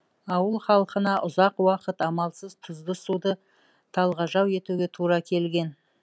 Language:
Kazakh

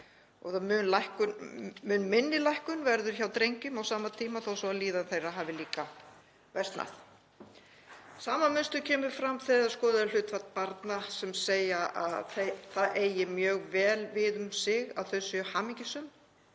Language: Icelandic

